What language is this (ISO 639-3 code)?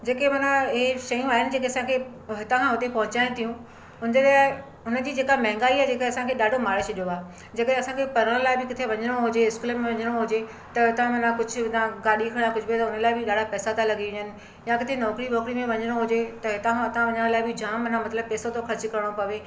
snd